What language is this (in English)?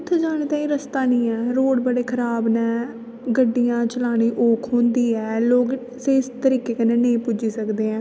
Dogri